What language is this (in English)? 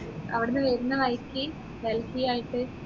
Malayalam